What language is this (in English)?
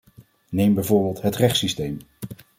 Dutch